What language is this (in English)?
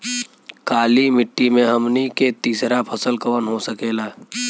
Bhojpuri